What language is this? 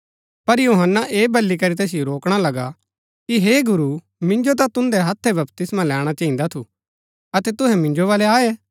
Gaddi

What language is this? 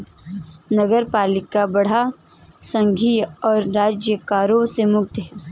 Hindi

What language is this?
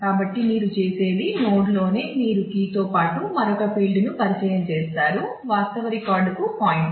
Telugu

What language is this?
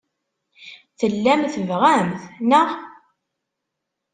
Kabyle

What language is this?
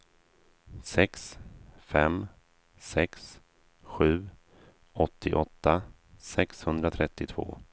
Swedish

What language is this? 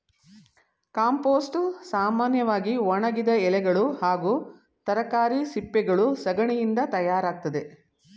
Kannada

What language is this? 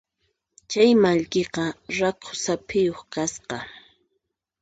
Puno Quechua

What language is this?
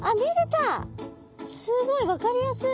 Japanese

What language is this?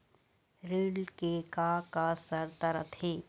Chhattisgarhi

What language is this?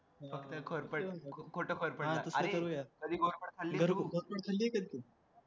Marathi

